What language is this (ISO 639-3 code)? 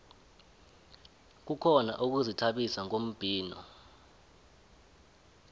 nbl